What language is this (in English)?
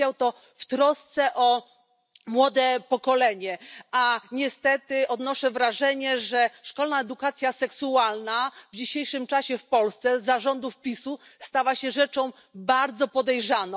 Polish